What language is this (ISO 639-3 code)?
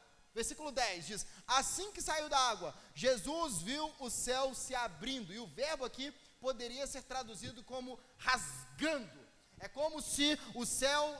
por